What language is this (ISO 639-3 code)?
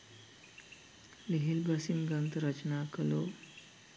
sin